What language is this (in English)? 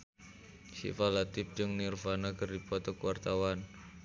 Sundanese